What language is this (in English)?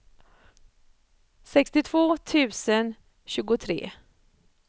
Swedish